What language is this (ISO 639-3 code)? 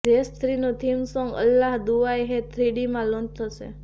guj